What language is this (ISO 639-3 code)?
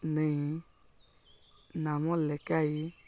ori